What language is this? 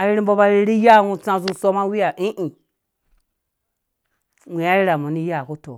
Dũya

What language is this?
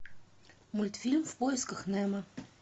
Russian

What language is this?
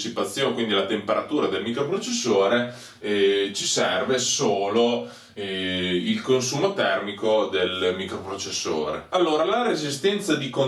Italian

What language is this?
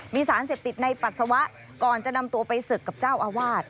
Thai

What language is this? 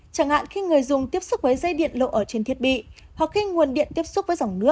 Vietnamese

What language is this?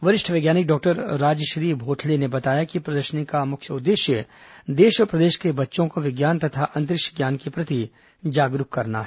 Hindi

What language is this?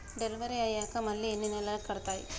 Telugu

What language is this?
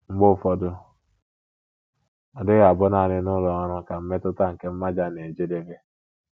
Igbo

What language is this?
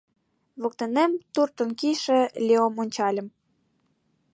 Mari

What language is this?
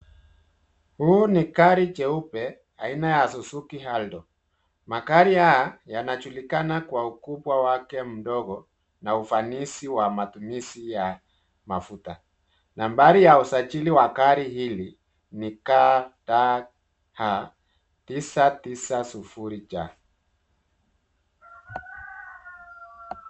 Swahili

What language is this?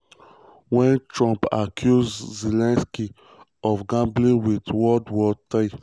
Nigerian Pidgin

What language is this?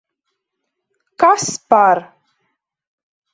Latvian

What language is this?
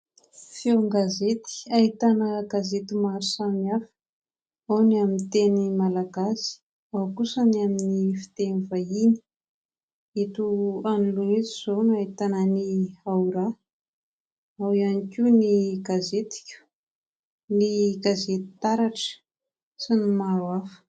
Malagasy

